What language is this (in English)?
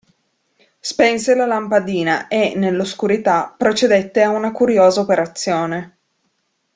Italian